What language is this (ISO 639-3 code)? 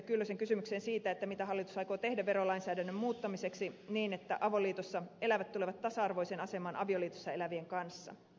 fin